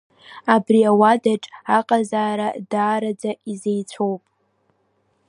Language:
Abkhazian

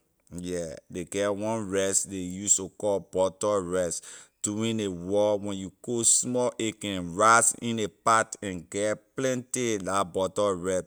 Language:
Liberian English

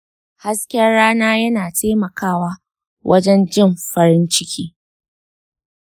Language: Hausa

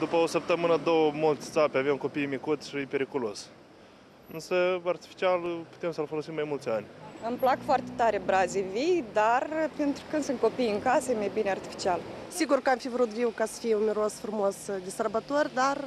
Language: Romanian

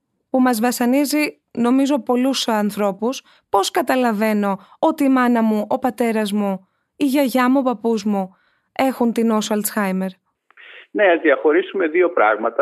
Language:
Greek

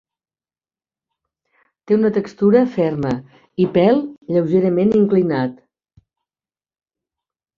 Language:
Catalan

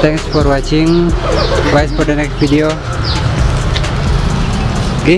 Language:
Indonesian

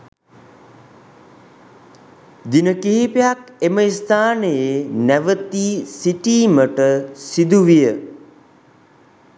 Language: Sinhala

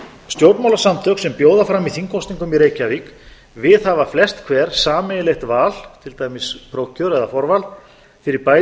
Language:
Icelandic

